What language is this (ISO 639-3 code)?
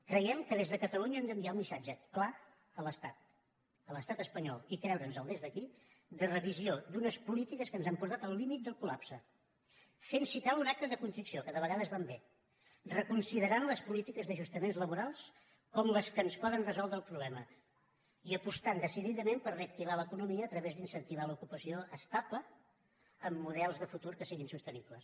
cat